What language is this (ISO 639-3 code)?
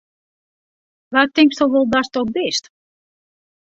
fry